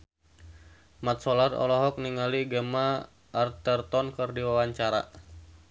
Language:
Sundanese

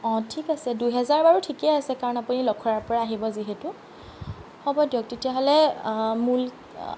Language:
Assamese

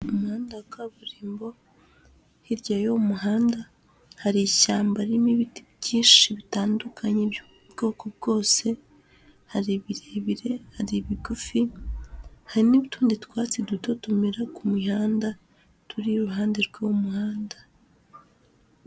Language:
Kinyarwanda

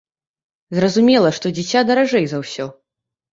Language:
Belarusian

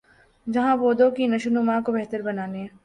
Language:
Urdu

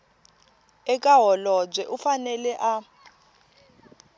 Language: Tsonga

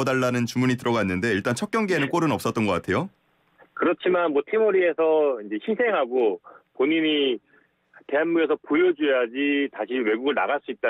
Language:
Korean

